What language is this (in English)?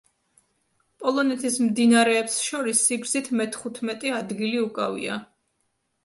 Georgian